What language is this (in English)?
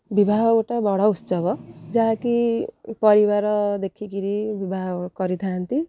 Odia